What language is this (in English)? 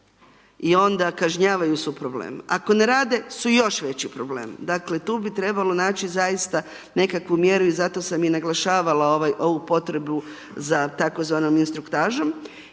Croatian